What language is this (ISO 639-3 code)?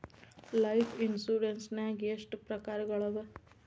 kan